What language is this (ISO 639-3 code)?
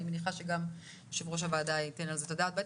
heb